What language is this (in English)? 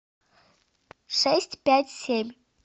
Russian